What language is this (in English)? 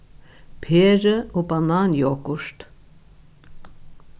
Faroese